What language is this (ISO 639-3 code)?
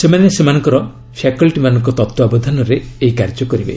ori